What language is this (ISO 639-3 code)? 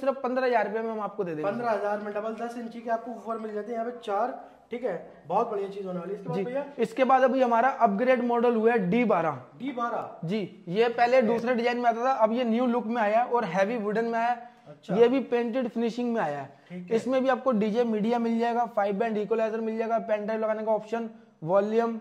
hin